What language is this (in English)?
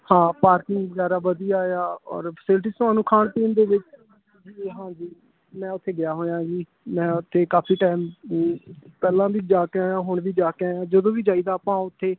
Punjabi